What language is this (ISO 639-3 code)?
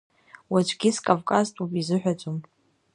abk